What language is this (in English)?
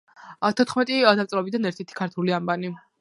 Georgian